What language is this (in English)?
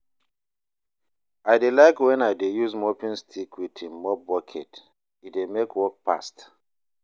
Nigerian Pidgin